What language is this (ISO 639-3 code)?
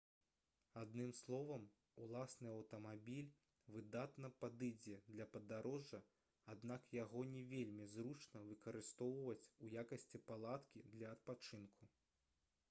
bel